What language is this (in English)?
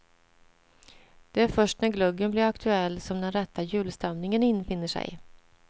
Swedish